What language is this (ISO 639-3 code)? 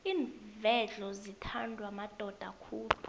nbl